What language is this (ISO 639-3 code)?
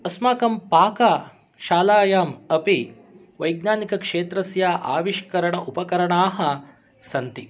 san